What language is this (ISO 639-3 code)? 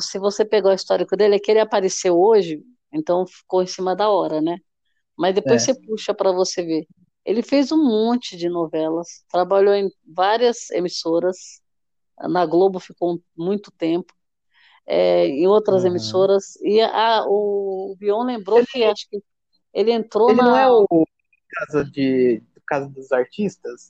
por